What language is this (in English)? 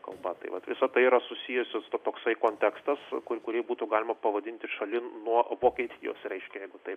Lithuanian